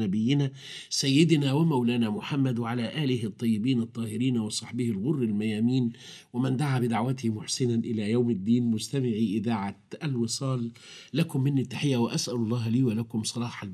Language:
Arabic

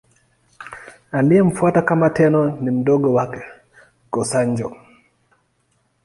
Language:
Swahili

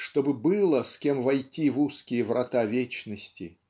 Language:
Russian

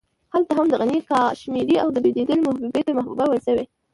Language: Pashto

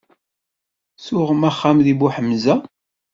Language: Kabyle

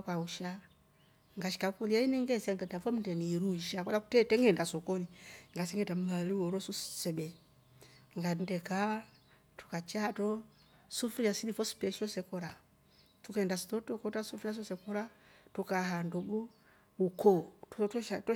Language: Rombo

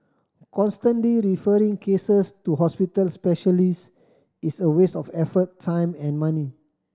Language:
English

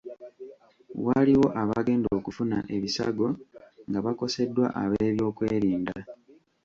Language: Ganda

